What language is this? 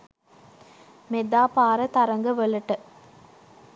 Sinhala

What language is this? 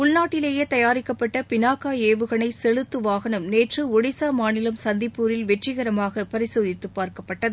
Tamil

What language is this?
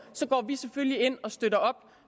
Danish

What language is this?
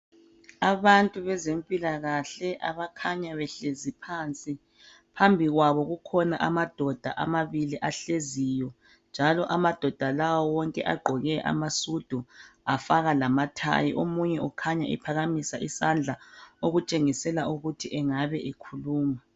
North Ndebele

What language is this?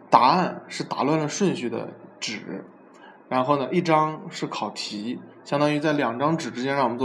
Chinese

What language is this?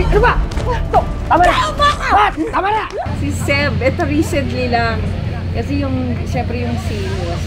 Filipino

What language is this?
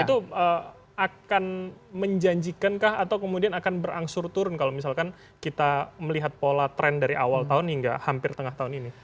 Indonesian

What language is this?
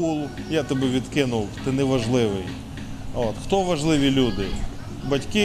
Ukrainian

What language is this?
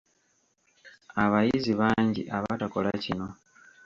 Ganda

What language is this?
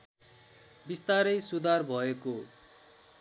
Nepali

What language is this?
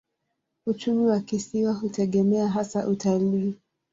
Swahili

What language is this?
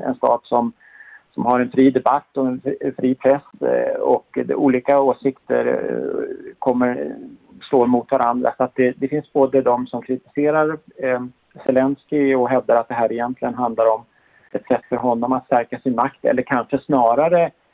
Swedish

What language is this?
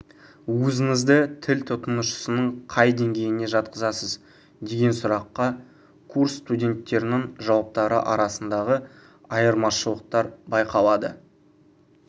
Kazakh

